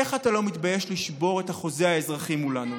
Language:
Hebrew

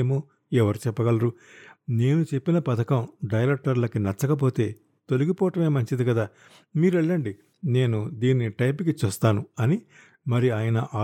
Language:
Telugu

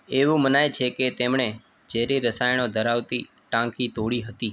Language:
Gujarati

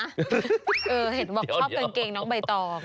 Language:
Thai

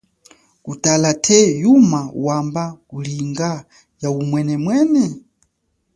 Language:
Chokwe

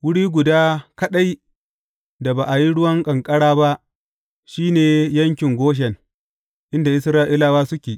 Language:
Hausa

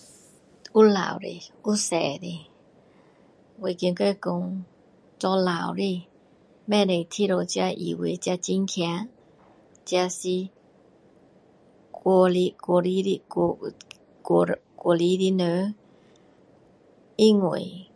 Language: Min Dong Chinese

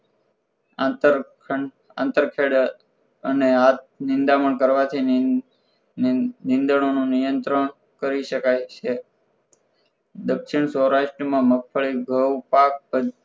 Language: Gujarati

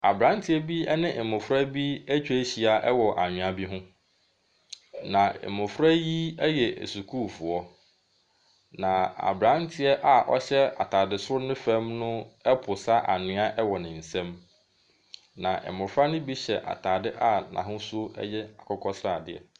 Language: Akan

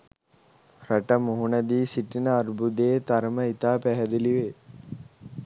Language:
Sinhala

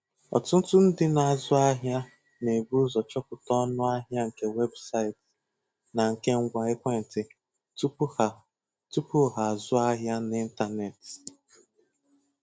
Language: Igbo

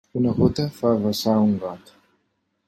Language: Catalan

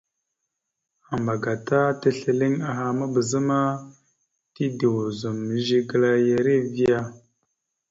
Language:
Mada (Cameroon)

